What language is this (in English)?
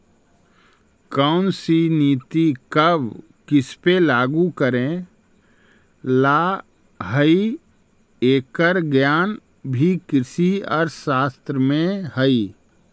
Magahi